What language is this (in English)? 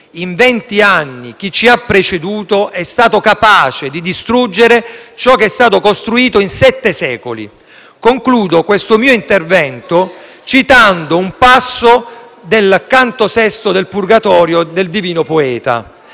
Italian